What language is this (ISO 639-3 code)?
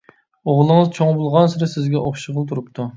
uig